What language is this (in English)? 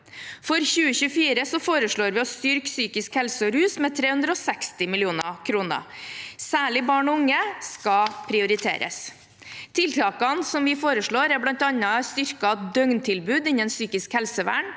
Norwegian